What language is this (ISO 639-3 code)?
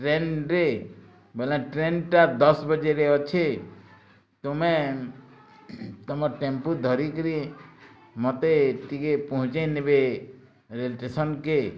ori